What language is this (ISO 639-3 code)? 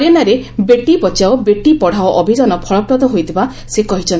ori